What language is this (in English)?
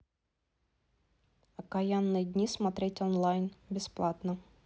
Russian